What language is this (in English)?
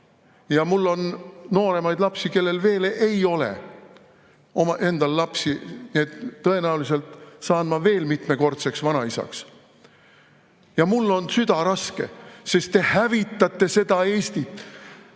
Estonian